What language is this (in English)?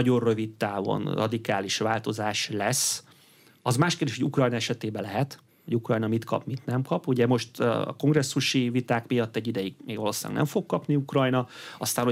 Hungarian